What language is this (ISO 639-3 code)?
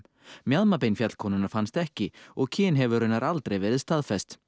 isl